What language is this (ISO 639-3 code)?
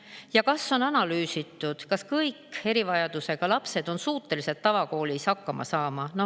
est